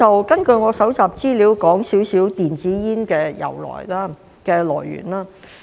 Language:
Cantonese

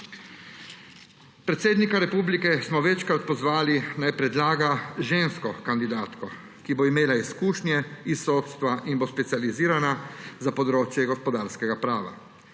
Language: Slovenian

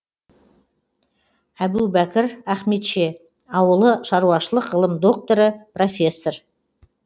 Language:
Kazakh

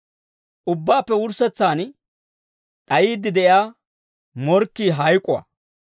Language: Dawro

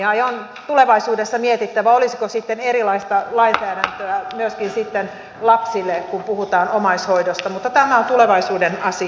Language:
Finnish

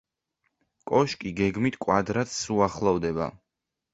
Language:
Georgian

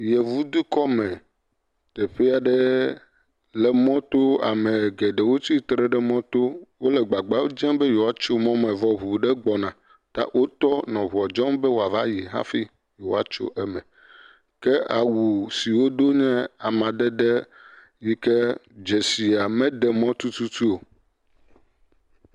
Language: Ewe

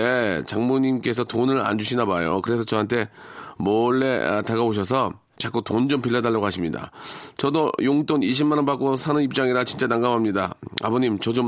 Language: Korean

